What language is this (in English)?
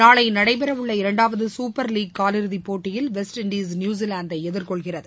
Tamil